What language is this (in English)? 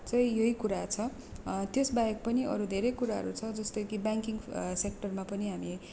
Nepali